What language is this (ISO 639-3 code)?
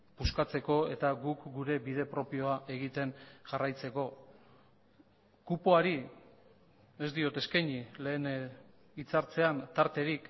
eus